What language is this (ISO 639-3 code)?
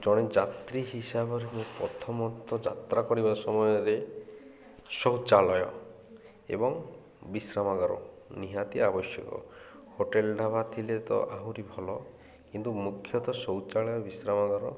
ori